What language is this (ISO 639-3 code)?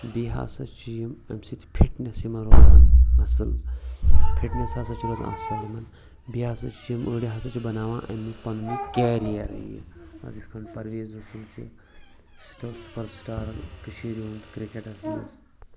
kas